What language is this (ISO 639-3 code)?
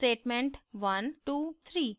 hin